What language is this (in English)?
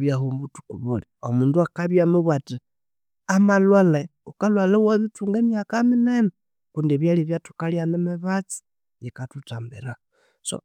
Konzo